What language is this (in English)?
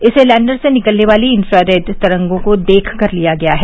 Hindi